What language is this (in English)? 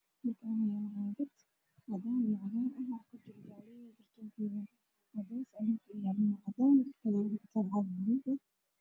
Somali